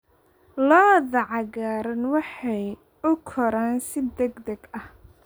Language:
Somali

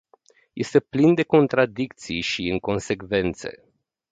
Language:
Romanian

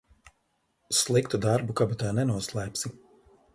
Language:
Latvian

